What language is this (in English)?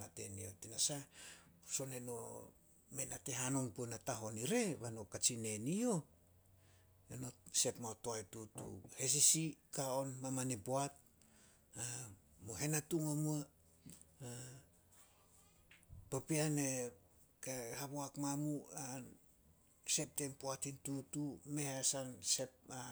Solos